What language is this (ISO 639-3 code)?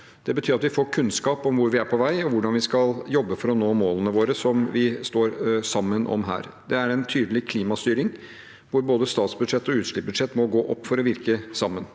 nor